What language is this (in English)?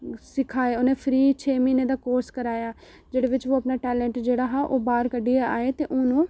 Dogri